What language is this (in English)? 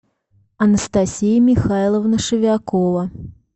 Russian